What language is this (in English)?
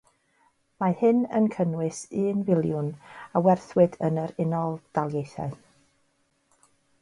Welsh